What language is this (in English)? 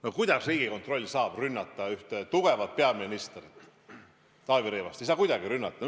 Estonian